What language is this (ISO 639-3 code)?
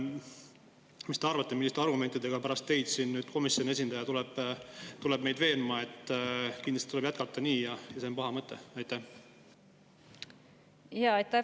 est